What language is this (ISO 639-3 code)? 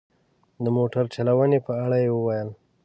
pus